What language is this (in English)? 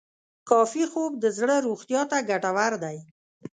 Pashto